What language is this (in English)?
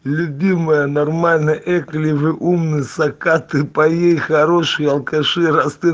Russian